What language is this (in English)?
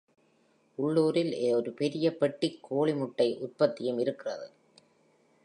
Tamil